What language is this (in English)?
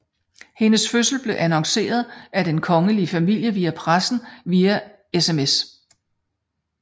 Danish